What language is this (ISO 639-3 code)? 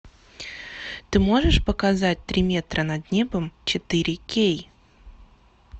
rus